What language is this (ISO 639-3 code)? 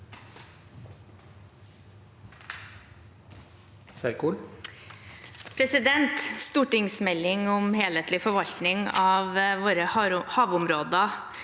nor